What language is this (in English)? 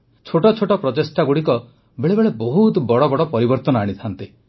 Odia